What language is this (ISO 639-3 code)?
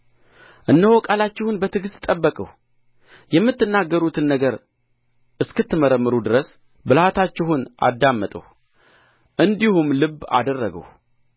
amh